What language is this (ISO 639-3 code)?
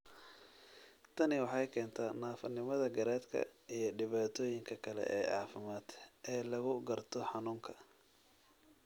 som